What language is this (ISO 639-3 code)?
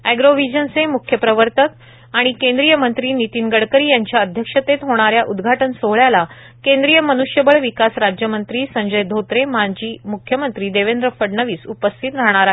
mar